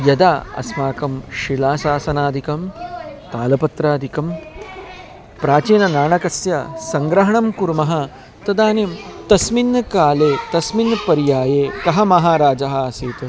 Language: Sanskrit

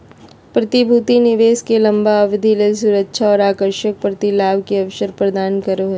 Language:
Magahi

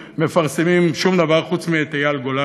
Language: Hebrew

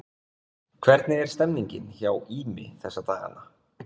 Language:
Icelandic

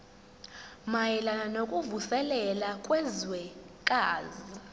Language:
Zulu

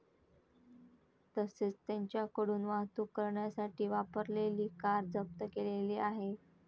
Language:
Marathi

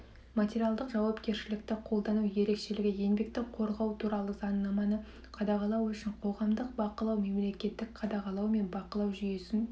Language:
Kazakh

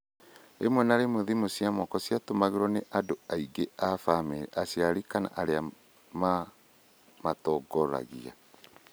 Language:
Kikuyu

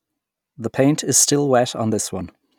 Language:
English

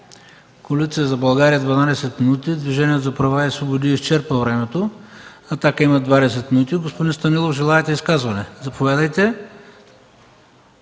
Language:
Bulgarian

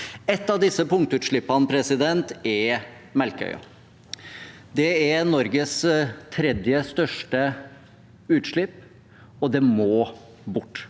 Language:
Norwegian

